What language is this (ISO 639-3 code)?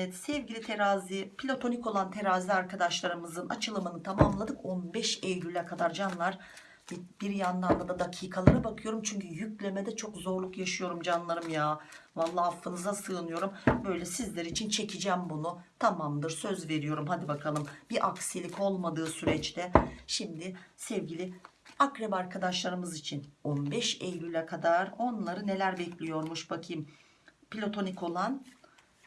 tur